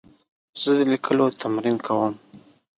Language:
Pashto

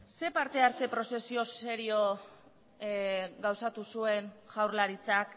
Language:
Basque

